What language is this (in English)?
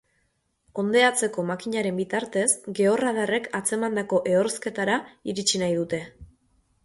Basque